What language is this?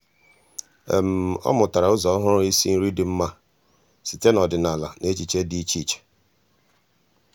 Igbo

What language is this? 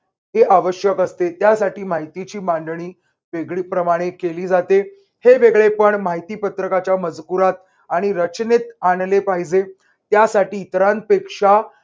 Marathi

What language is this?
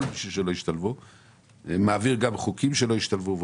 Hebrew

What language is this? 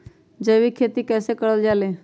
Magahi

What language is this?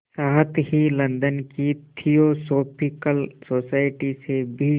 Hindi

